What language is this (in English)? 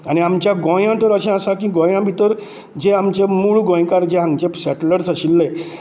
Konkani